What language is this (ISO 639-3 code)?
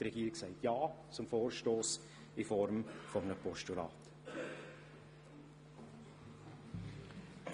gsw